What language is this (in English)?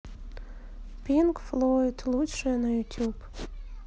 Russian